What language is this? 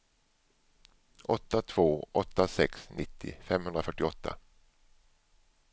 Swedish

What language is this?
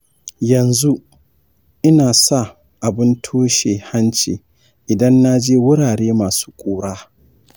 Hausa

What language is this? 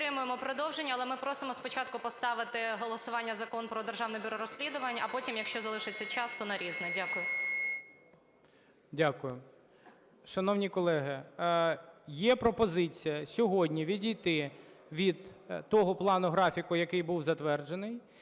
Ukrainian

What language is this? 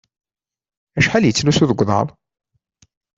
Kabyle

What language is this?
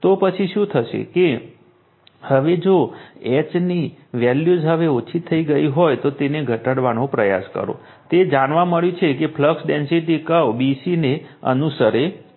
Gujarati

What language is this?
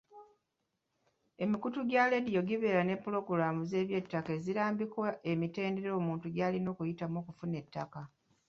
Ganda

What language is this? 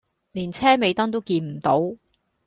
Cantonese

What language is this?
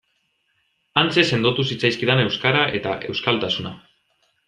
Basque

